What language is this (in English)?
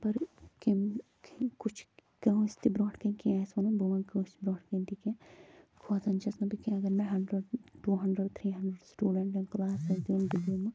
Kashmiri